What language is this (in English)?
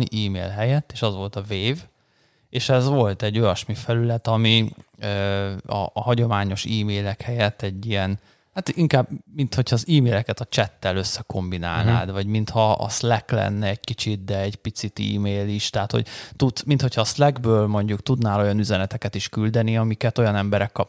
Hungarian